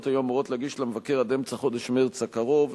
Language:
Hebrew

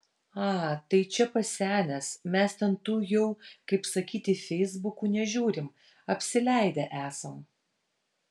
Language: Lithuanian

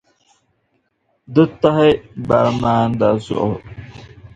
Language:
Dagbani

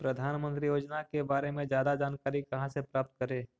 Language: Magahi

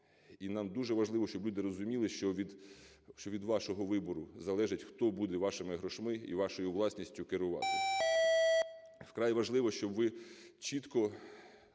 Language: Ukrainian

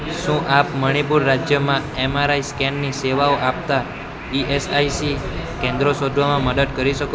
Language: Gujarati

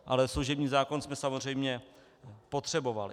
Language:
Czech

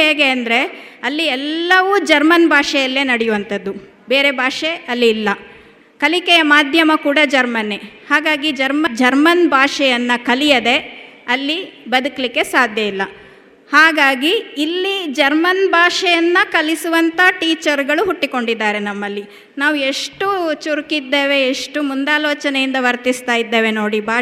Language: Kannada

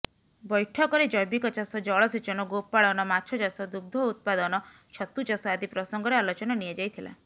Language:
Odia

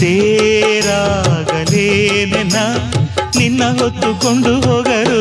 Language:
Kannada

